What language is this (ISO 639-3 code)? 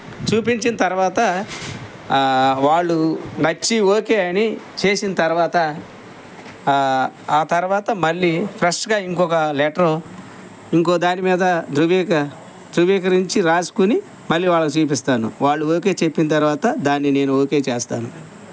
tel